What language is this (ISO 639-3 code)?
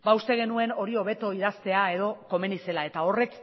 eus